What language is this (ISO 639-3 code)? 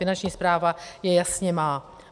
ces